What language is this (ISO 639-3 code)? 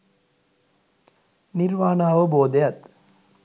sin